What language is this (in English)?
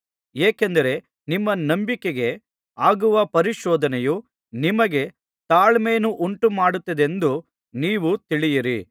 Kannada